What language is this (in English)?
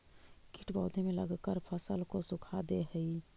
Magahi